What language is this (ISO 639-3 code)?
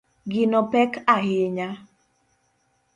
luo